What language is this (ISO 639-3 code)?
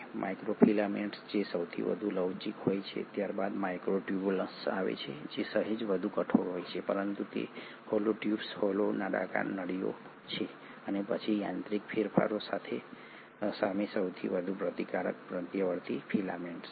guj